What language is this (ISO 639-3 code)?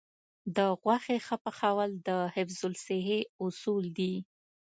pus